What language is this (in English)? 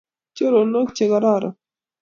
Kalenjin